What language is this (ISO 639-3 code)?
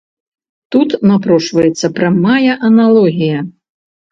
bel